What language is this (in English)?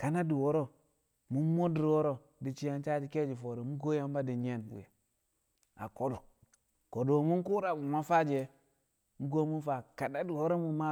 Kamo